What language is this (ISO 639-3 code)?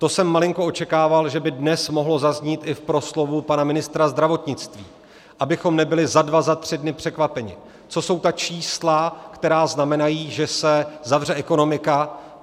ces